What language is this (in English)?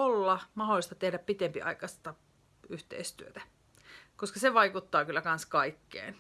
Finnish